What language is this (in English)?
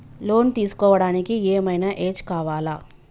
Telugu